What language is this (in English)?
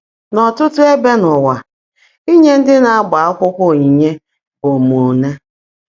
Igbo